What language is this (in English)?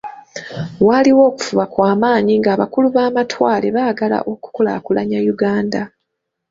Ganda